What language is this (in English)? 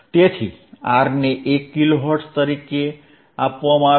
Gujarati